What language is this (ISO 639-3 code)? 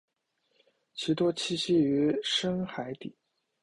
zho